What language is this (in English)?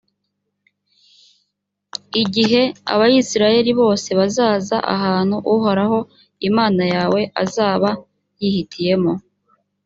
Kinyarwanda